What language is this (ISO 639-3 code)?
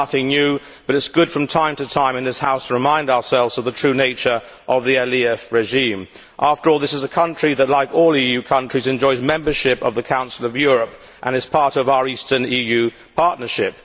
eng